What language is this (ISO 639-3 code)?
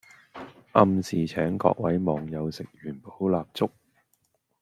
yue